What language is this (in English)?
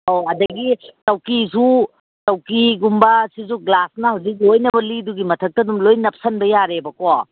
Manipuri